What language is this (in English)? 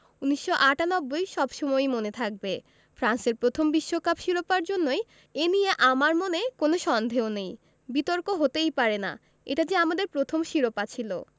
Bangla